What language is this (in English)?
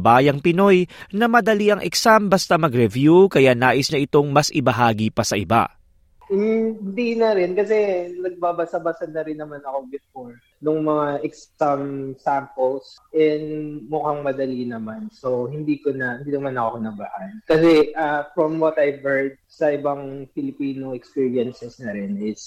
Filipino